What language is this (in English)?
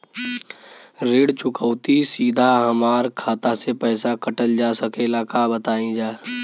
Bhojpuri